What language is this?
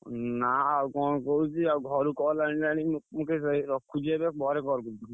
Odia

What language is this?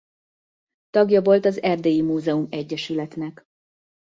Hungarian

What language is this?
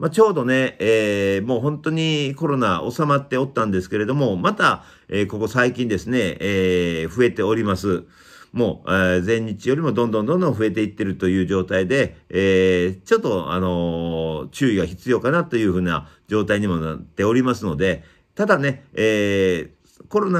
Japanese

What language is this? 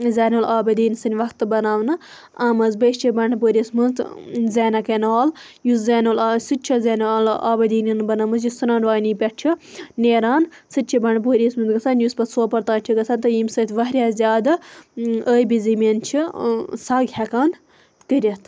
Kashmiri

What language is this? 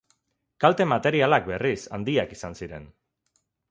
Basque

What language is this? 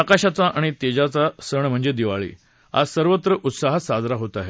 Marathi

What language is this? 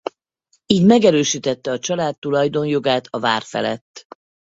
Hungarian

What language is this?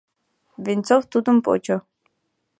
Mari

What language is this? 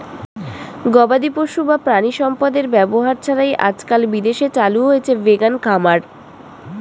Bangla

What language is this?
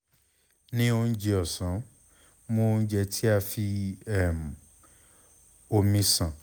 Yoruba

